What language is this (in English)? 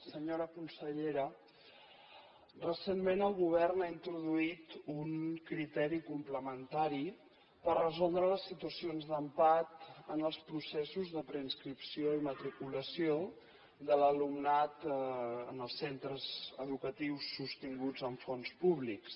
Catalan